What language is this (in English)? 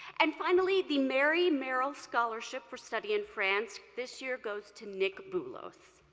English